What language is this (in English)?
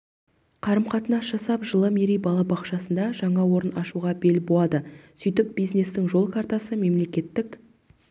Kazakh